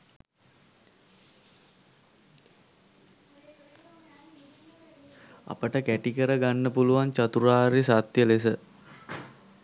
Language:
Sinhala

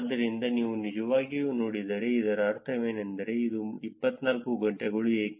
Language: Kannada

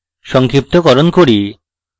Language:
Bangla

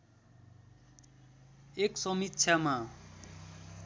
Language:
Nepali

